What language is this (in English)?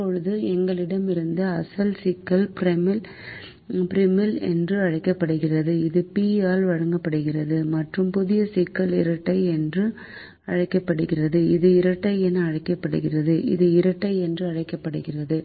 Tamil